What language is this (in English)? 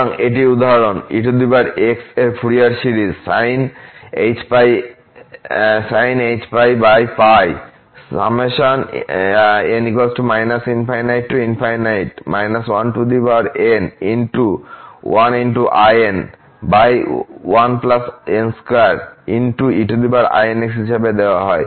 Bangla